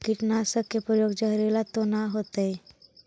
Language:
Magahi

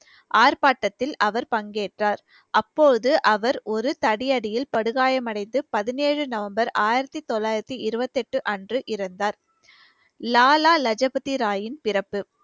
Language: Tamil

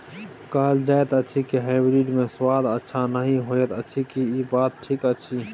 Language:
Maithili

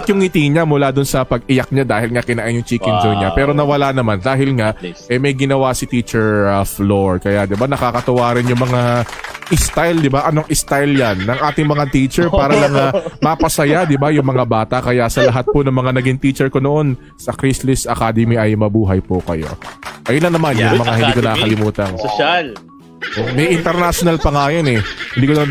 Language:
Filipino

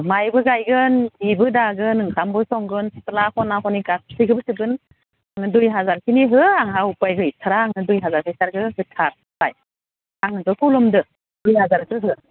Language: Bodo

